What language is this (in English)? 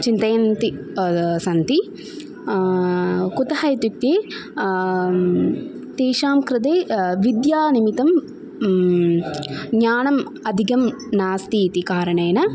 Sanskrit